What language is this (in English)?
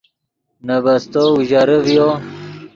Yidgha